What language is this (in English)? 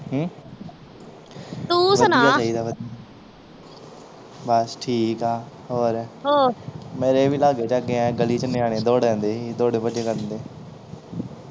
Punjabi